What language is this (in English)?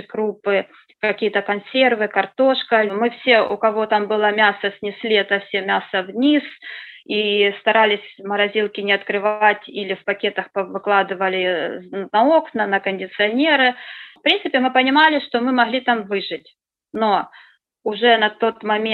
Russian